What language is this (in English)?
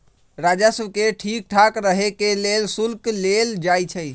Magahi